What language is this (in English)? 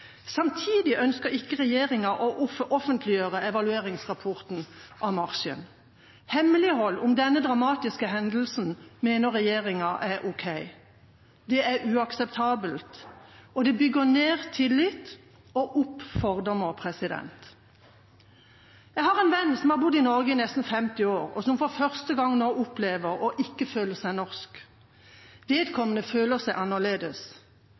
Norwegian Bokmål